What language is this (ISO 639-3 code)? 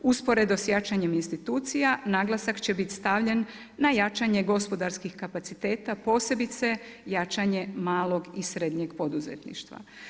hrv